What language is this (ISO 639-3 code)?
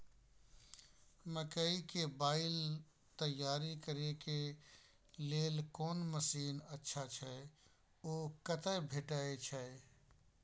mai